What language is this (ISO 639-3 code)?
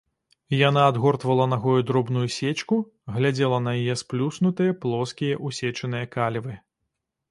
bel